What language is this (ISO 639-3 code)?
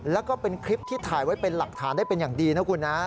tha